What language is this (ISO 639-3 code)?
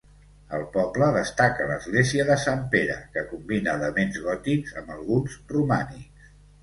cat